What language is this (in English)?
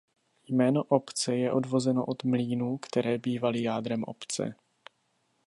Czech